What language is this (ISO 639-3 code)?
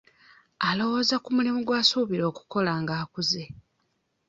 lug